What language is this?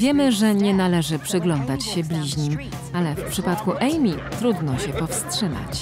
Polish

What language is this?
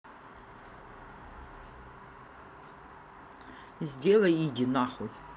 Russian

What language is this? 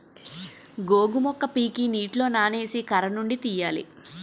Telugu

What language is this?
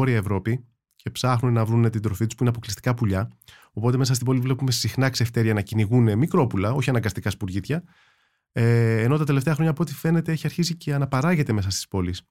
Greek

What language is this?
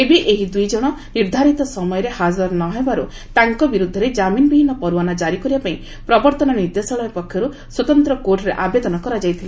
Odia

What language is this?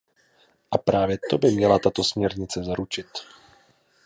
Czech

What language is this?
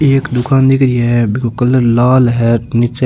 Rajasthani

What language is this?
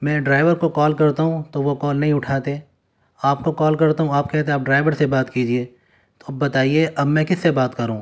Urdu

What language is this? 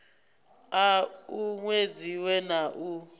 Venda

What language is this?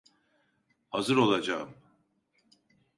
Turkish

